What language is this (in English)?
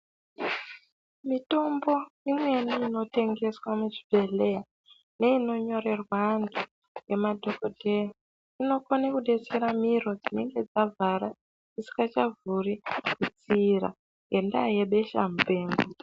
Ndau